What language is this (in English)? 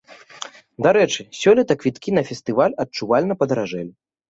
Belarusian